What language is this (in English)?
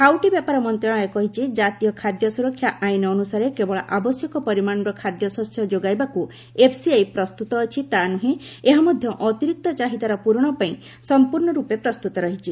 Odia